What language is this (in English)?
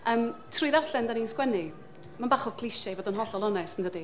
Welsh